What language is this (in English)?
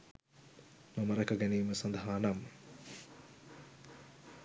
Sinhala